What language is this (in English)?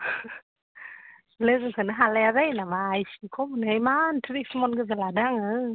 Bodo